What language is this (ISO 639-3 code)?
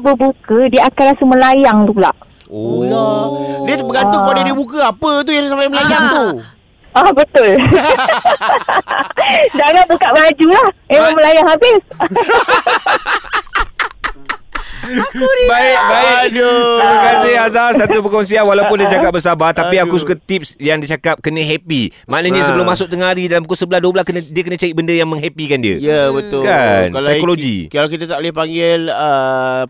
msa